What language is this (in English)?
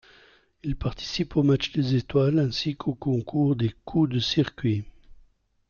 French